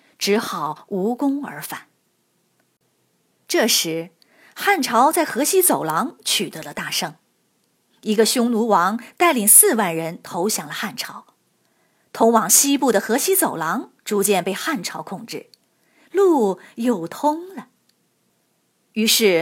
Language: Chinese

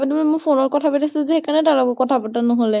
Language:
Assamese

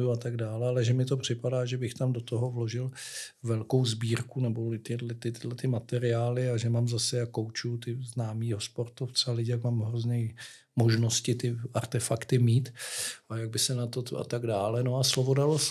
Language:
Czech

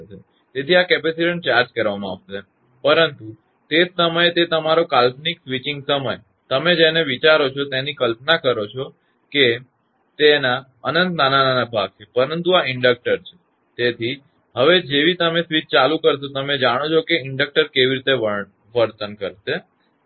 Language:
Gujarati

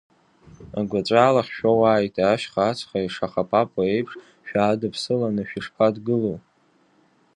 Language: Abkhazian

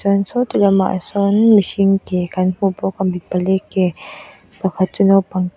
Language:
Mizo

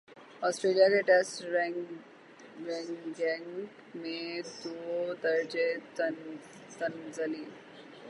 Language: Urdu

